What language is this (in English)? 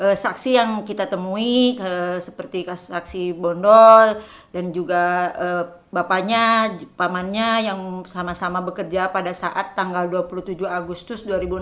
Indonesian